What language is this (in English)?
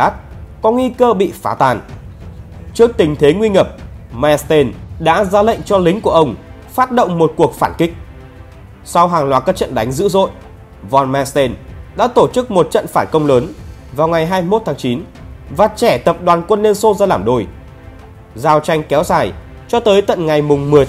Vietnamese